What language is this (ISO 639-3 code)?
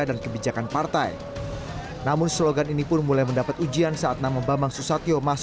ind